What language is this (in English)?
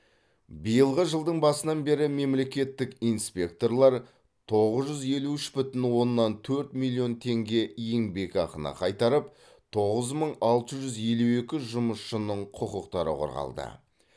Kazakh